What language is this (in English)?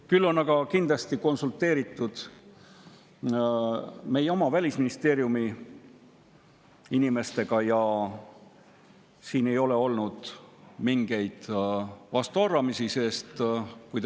Estonian